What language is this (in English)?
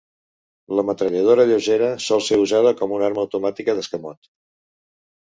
Catalan